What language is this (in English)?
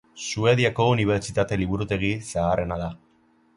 Basque